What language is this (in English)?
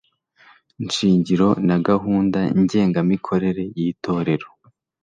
Kinyarwanda